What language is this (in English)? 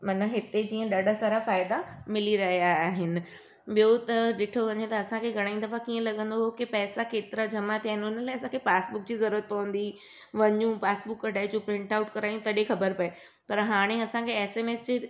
Sindhi